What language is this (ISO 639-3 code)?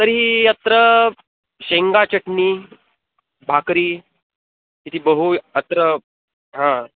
san